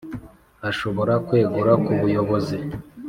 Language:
Kinyarwanda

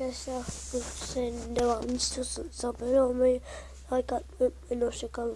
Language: Turkish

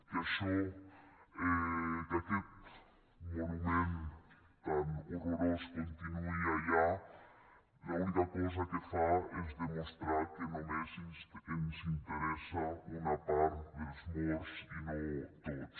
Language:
Catalan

